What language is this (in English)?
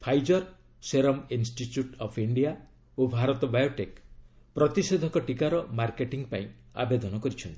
Odia